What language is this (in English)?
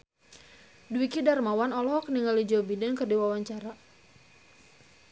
Sundanese